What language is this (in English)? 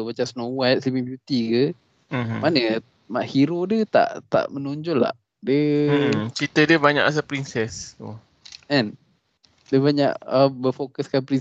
Malay